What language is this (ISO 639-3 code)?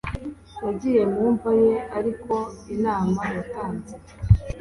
kin